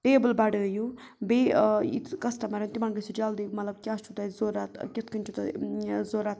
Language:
Kashmiri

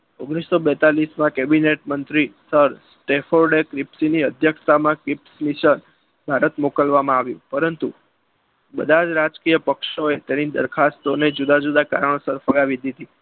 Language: Gujarati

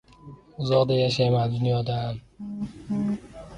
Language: Uzbek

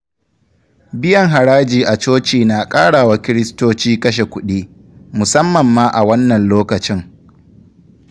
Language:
Hausa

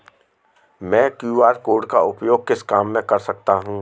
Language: Hindi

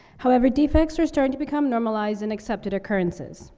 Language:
English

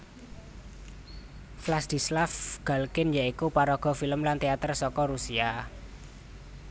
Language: Javanese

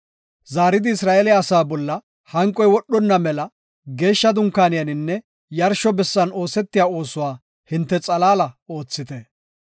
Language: Gofa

